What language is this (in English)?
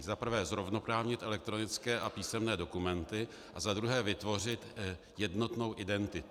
Czech